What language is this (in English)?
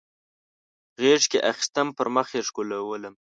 Pashto